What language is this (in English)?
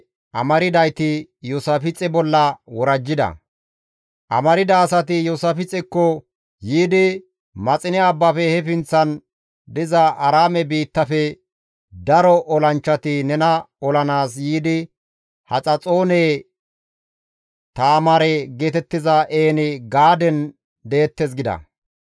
Gamo